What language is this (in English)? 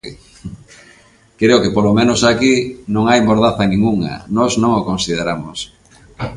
Galician